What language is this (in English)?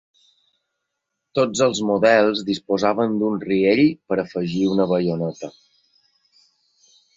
Catalan